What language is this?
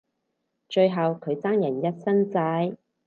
Cantonese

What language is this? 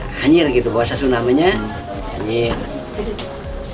Indonesian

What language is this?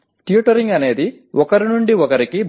Telugu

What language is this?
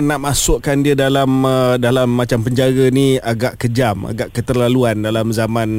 Malay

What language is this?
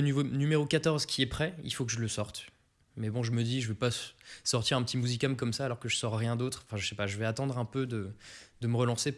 French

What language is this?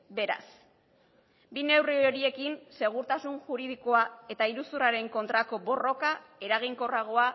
Basque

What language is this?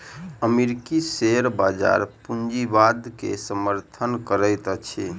Maithili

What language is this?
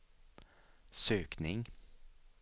Swedish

